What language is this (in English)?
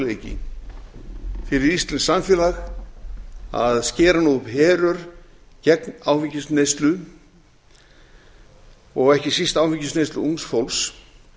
Icelandic